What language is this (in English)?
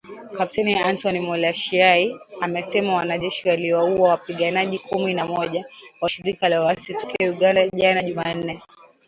Swahili